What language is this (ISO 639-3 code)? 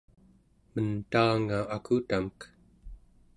esu